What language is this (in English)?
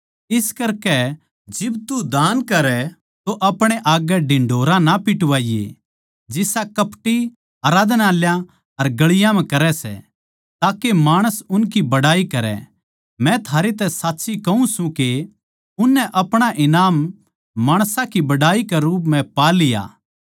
Haryanvi